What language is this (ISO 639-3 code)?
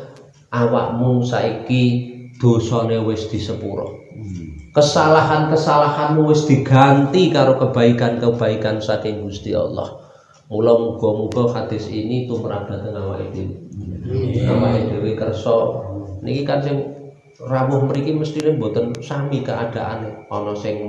ind